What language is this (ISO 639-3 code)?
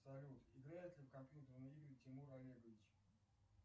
rus